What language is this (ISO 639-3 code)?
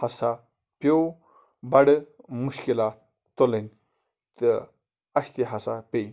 kas